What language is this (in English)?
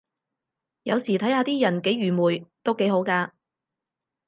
Cantonese